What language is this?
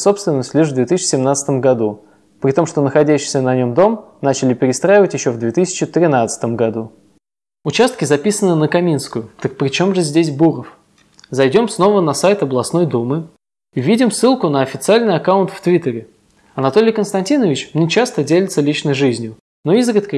Russian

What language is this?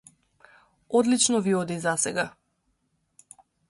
Macedonian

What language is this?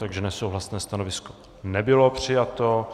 Czech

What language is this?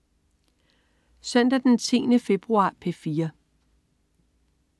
Danish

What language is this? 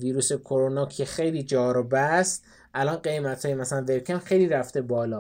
Persian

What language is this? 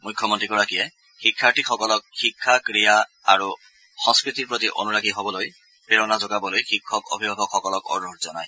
Assamese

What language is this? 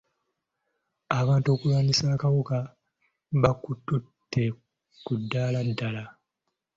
Ganda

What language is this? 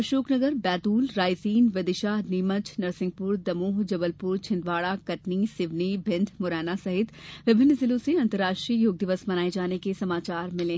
Hindi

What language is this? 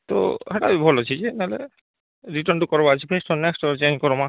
Odia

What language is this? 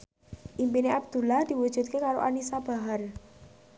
Javanese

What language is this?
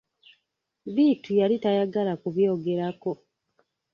Ganda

